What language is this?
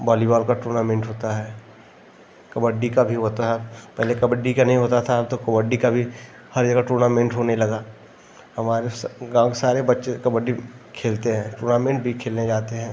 Hindi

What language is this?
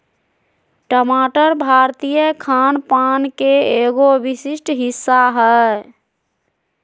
Magahi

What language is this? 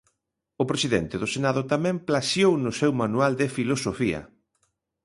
Galician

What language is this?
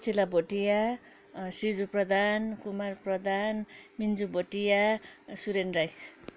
Nepali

